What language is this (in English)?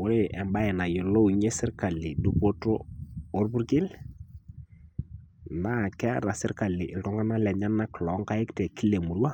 Masai